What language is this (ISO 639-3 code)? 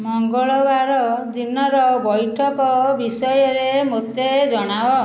ori